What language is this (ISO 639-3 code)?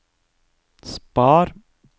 nor